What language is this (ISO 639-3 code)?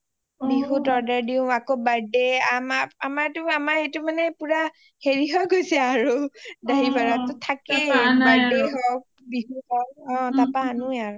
asm